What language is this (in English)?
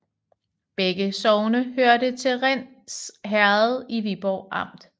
Danish